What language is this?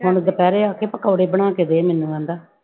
Punjabi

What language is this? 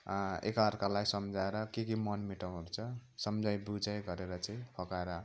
Nepali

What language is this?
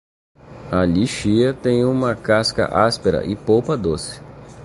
Portuguese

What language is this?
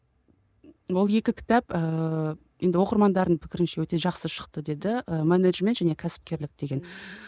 Kazakh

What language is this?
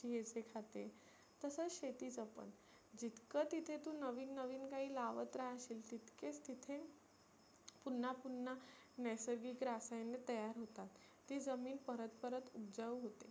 Marathi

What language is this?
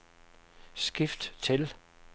Danish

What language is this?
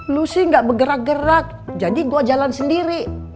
Indonesian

